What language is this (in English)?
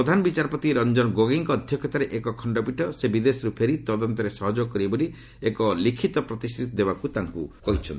Odia